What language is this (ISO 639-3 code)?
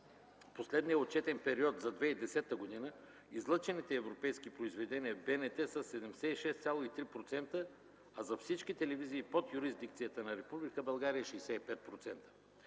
bul